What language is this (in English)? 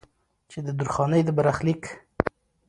Pashto